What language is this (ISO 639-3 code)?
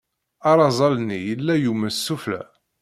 kab